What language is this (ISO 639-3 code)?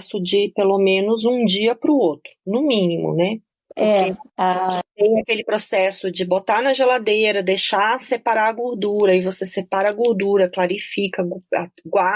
por